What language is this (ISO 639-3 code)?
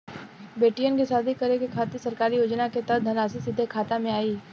bho